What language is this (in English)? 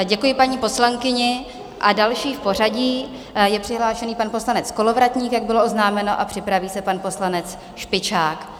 Czech